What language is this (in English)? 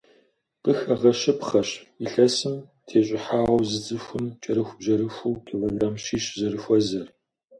Kabardian